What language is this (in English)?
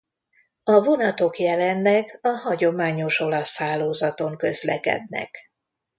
Hungarian